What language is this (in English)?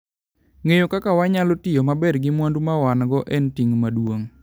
Luo (Kenya and Tanzania)